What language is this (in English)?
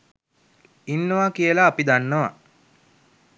Sinhala